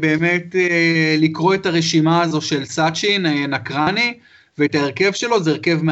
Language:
Hebrew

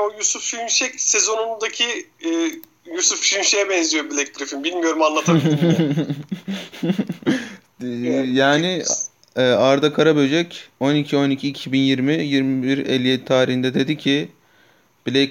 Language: Turkish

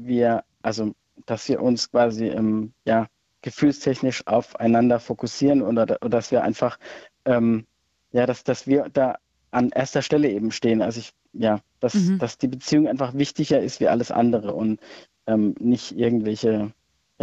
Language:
German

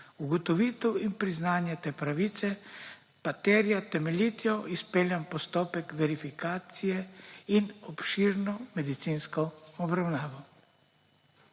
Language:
Slovenian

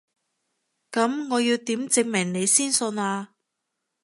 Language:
Cantonese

